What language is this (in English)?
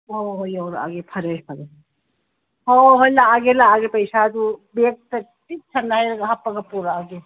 Manipuri